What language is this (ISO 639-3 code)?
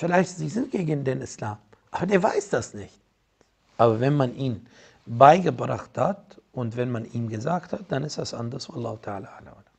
deu